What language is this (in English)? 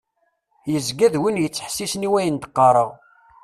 Kabyle